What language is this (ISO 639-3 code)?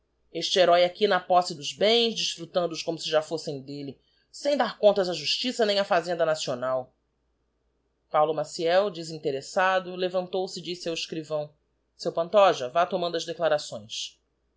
por